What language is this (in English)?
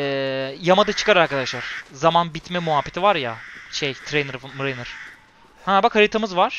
Turkish